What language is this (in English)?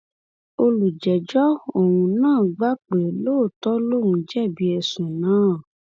Yoruba